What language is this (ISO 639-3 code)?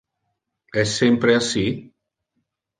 ina